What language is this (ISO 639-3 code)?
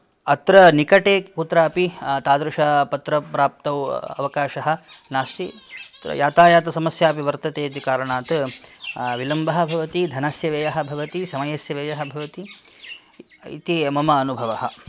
san